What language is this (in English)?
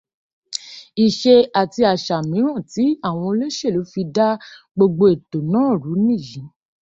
Yoruba